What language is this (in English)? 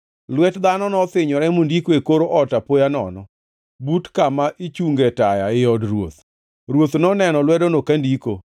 Luo (Kenya and Tanzania)